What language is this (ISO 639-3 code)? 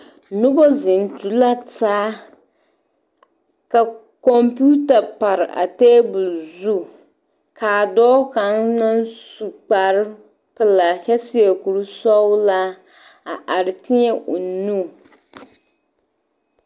dga